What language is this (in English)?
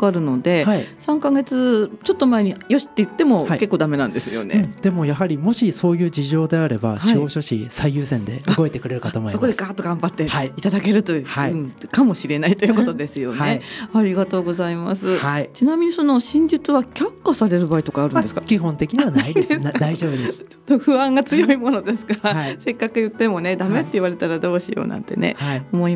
Japanese